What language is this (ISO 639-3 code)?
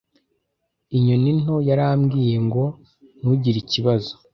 kin